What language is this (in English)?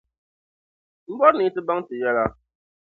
Dagbani